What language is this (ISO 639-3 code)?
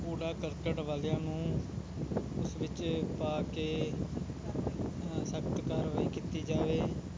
pan